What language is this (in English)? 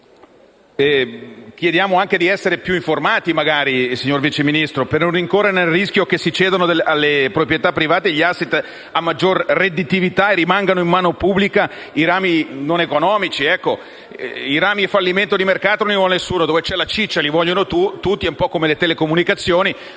Italian